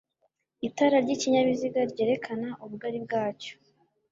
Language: Kinyarwanda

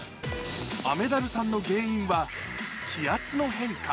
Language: Japanese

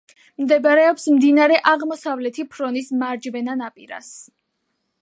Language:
Georgian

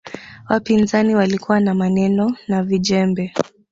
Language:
Swahili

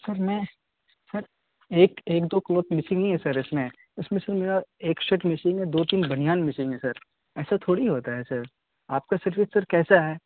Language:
Urdu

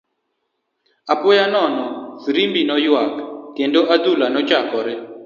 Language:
Luo (Kenya and Tanzania)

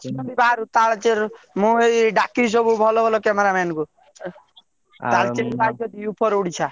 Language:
Odia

